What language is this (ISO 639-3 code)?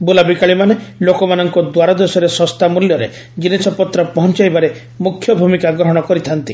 ori